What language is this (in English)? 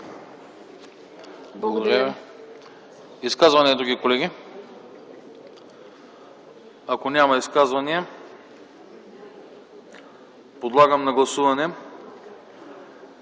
Bulgarian